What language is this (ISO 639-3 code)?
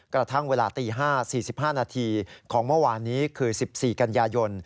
tha